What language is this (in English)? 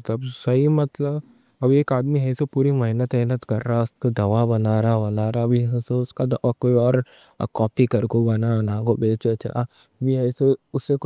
Deccan